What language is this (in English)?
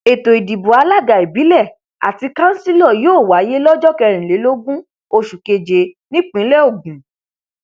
Yoruba